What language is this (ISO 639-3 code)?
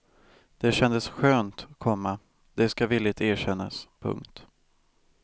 swe